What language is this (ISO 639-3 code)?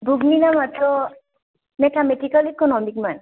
brx